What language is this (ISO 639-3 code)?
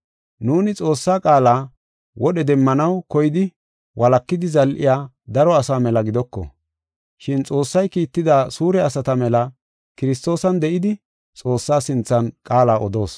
gof